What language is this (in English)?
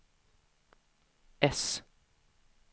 Swedish